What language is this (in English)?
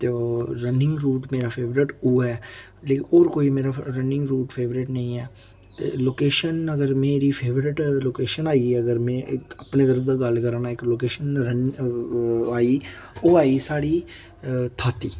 Dogri